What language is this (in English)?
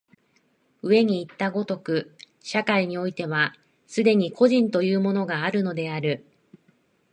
Japanese